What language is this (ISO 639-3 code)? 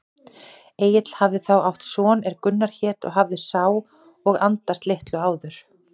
isl